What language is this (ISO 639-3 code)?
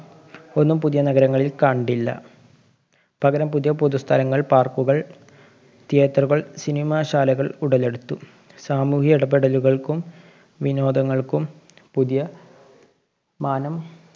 mal